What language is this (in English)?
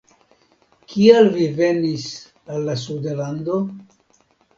Esperanto